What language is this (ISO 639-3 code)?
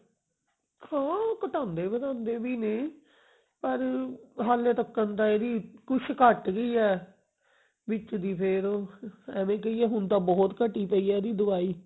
pan